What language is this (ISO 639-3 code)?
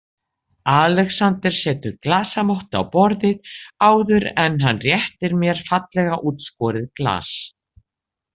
isl